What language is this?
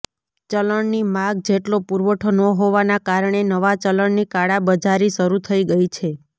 Gujarati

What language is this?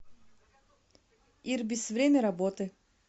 Russian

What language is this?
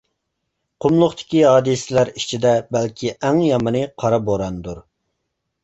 Uyghur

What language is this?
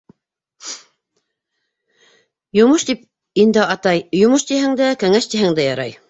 Bashkir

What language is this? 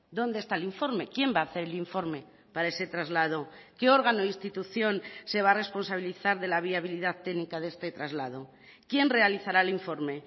Spanish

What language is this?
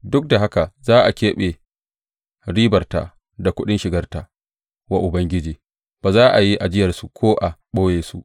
Hausa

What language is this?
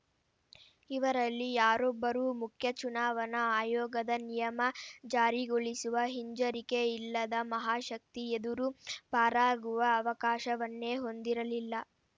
Kannada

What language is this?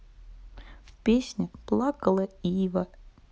Russian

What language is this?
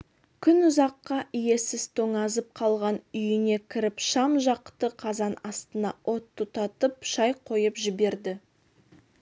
Kazakh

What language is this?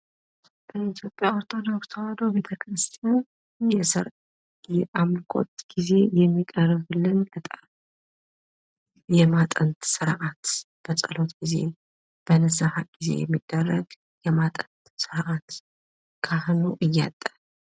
Amharic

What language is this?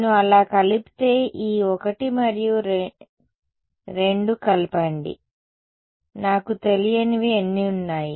Telugu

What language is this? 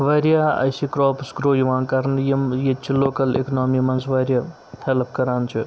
Kashmiri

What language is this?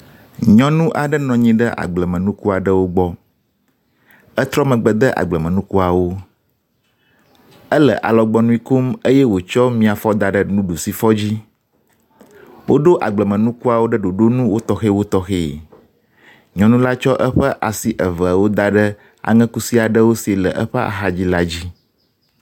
Ewe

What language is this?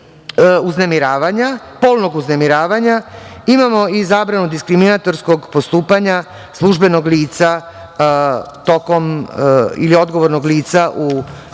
Serbian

